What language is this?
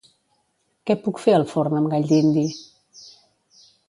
Catalan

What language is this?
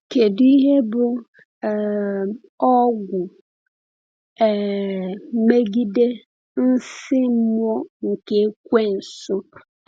Igbo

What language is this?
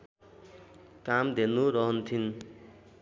Nepali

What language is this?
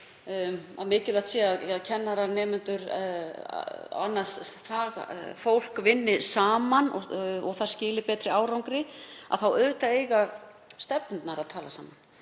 Icelandic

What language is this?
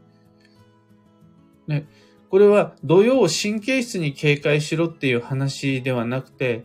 Japanese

